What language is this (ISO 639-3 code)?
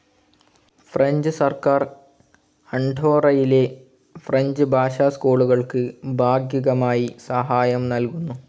mal